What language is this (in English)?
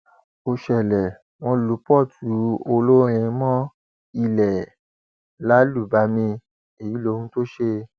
Yoruba